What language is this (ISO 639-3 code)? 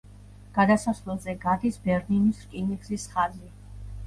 kat